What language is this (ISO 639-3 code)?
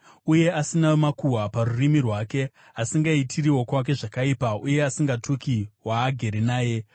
sna